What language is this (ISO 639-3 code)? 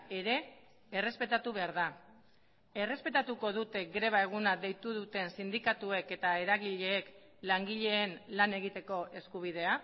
eus